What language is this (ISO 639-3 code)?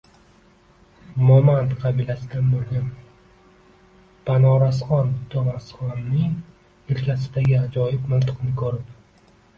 uzb